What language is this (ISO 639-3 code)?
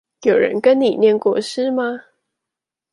zho